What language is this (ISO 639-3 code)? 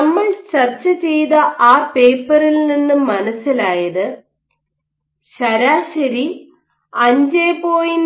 mal